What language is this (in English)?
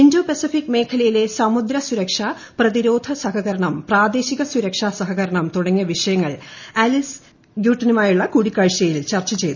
Malayalam